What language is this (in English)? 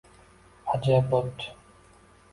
Uzbek